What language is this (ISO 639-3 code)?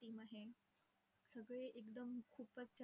mar